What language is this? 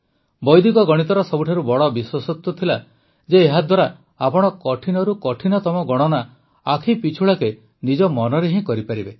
Odia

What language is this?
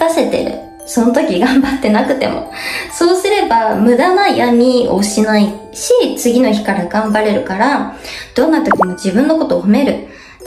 Japanese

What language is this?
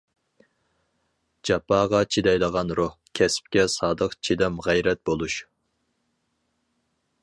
Uyghur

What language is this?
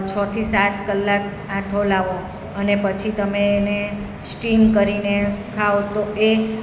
Gujarati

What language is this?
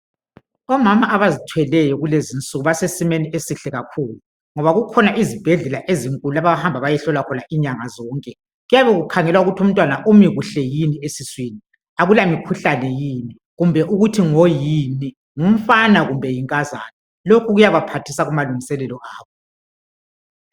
North Ndebele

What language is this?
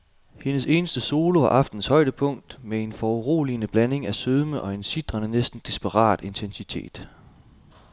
Danish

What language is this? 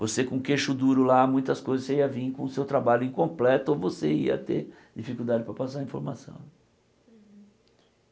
Portuguese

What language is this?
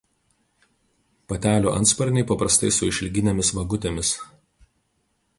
Lithuanian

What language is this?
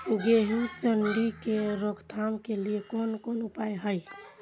Maithili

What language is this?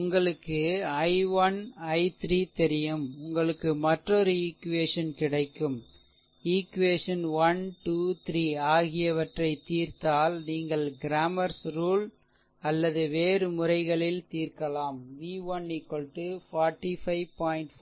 Tamil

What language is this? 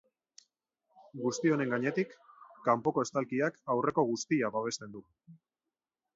Basque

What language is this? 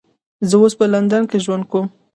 Pashto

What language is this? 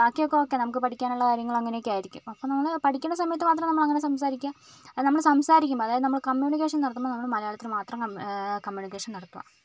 Malayalam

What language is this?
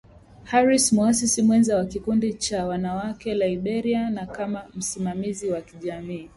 Swahili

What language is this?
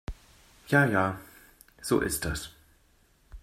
German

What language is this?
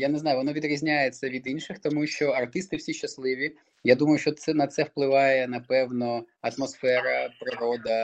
Ukrainian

